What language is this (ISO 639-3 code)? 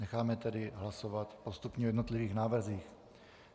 ces